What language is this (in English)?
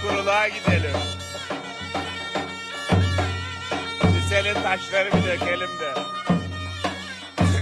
Turkish